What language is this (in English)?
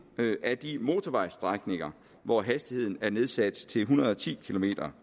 Danish